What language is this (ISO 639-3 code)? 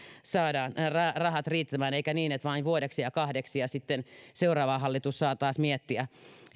fin